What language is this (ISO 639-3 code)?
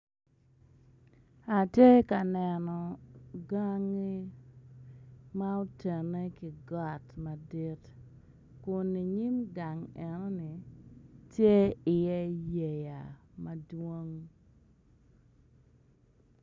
ach